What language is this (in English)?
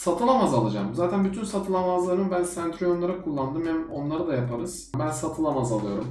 Turkish